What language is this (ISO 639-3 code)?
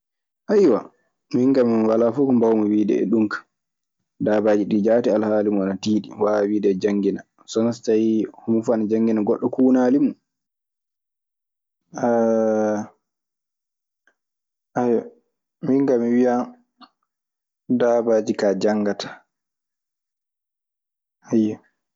ffm